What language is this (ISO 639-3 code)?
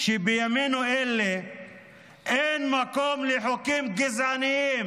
heb